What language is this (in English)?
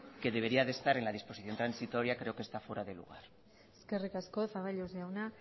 Spanish